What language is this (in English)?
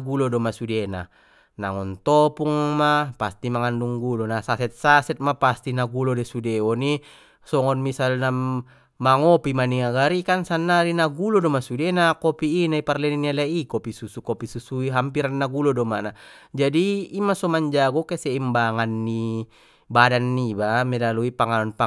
Batak Mandailing